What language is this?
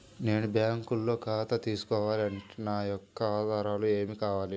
Telugu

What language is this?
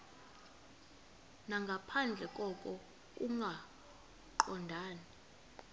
Xhosa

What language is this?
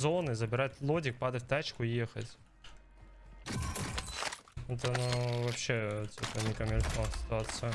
Russian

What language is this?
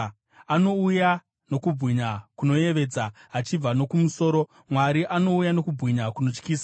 Shona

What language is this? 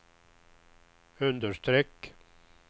Swedish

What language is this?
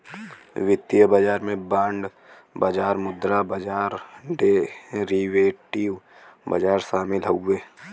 Bhojpuri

